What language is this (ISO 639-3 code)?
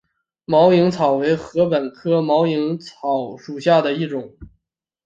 zho